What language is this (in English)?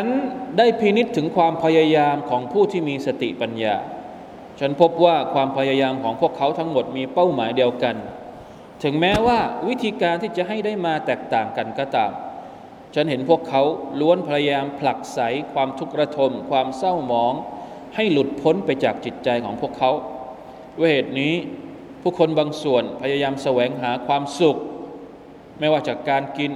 Thai